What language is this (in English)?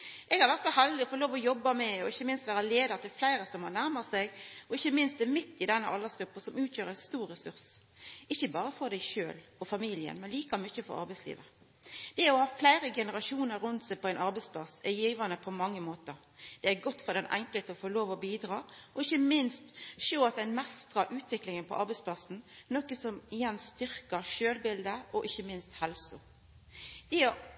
Norwegian Nynorsk